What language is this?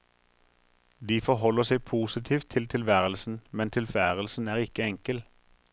Norwegian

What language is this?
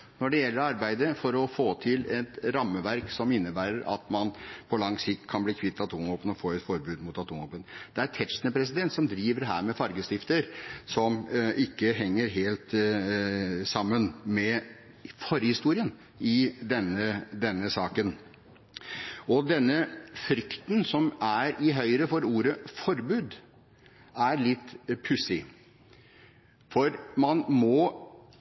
Norwegian Bokmål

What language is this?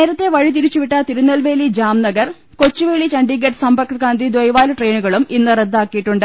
Malayalam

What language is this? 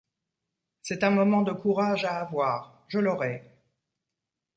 French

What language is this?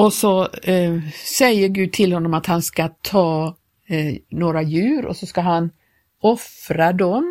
Swedish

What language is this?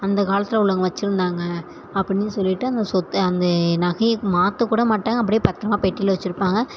Tamil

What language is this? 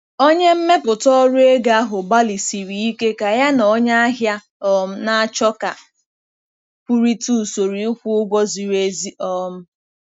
Igbo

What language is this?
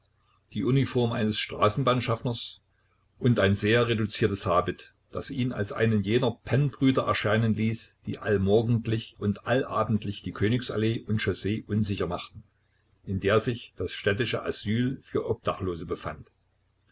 German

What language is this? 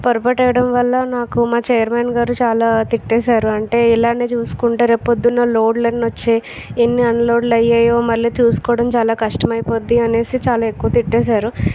Telugu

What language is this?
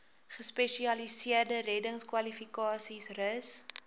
Afrikaans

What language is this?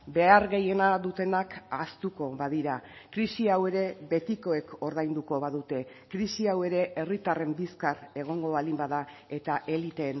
Basque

